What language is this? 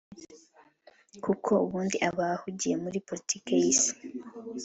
Kinyarwanda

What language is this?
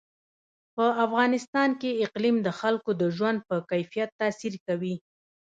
Pashto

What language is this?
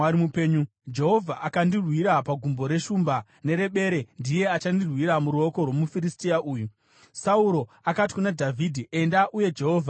Shona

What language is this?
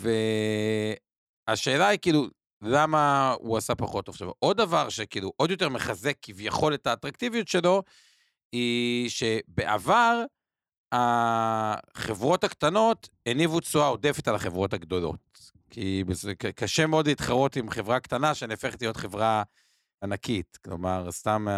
Hebrew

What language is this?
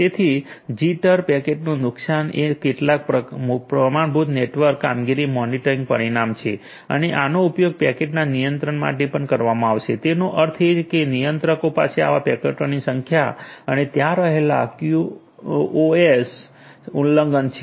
Gujarati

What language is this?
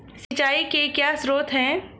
Hindi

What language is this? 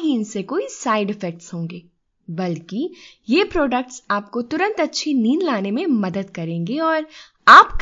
Hindi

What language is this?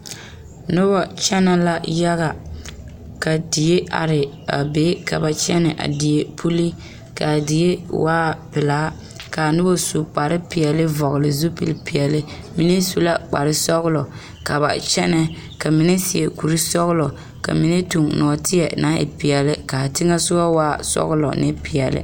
Southern Dagaare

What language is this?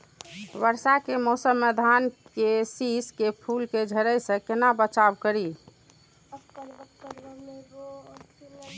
Maithili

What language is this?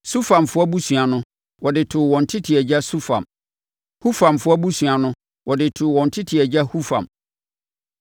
Akan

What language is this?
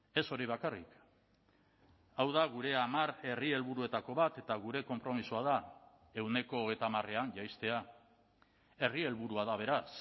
Basque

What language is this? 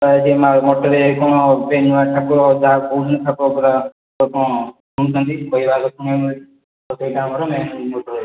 Odia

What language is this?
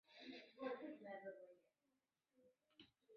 Chinese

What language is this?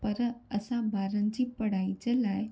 Sindhi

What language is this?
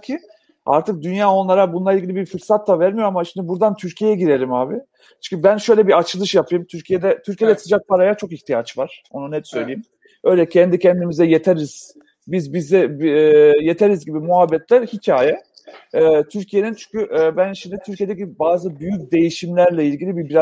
Turkish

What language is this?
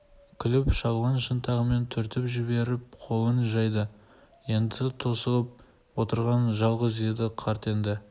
Kazakh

